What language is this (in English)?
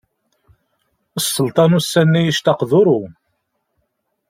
Kabyle